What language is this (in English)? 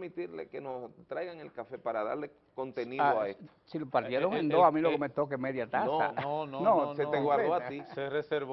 Spanish